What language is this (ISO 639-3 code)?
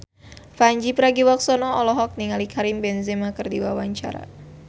sun